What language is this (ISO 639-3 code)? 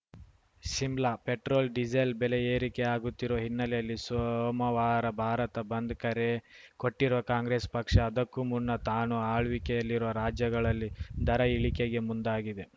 kan